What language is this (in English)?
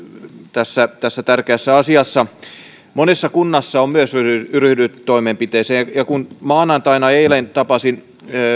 Finnish